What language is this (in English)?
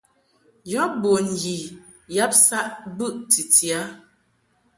Mungaka